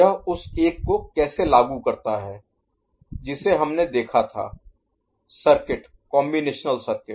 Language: Hindi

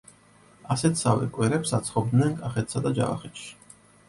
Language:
Georgian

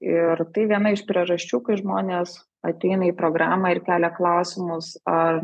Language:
Lithuanian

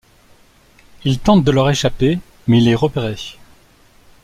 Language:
French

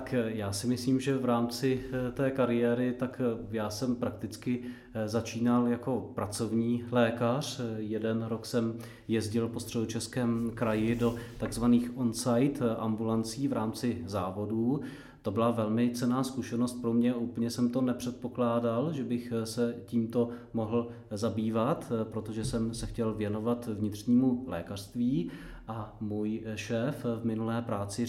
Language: Czech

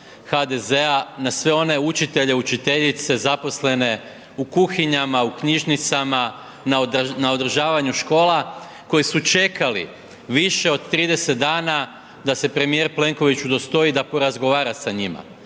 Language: Croatian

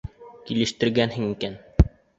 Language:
Bashkir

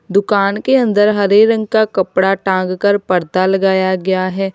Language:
Hindi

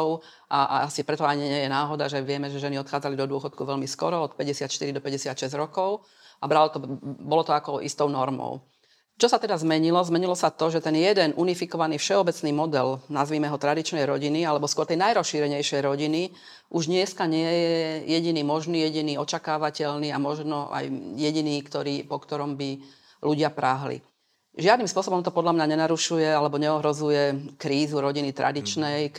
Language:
Slovak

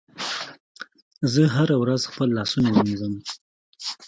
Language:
Pashto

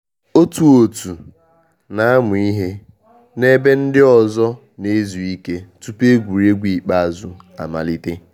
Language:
Igbo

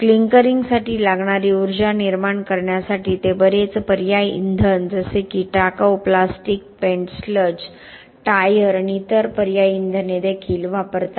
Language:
Marathi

